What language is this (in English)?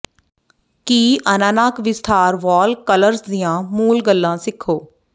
Punjabi